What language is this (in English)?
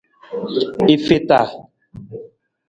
Nawdm